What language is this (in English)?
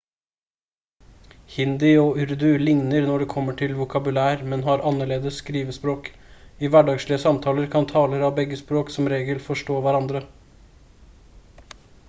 Norwegian Bokmål